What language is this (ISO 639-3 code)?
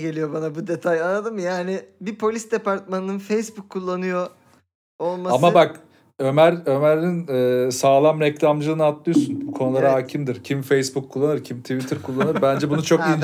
tur